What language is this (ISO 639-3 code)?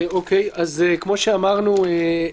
heb